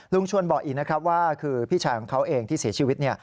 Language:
Thai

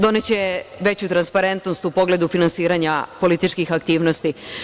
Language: Serbian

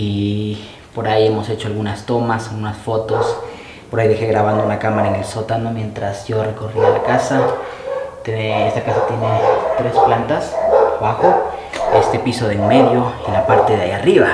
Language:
Spanish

